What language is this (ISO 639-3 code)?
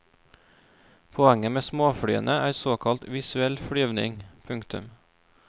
nor